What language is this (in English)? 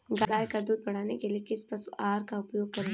Hindi